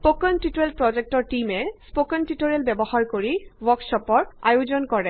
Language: Assamese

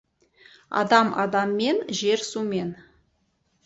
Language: Kazakh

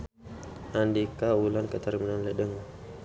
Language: Sundanese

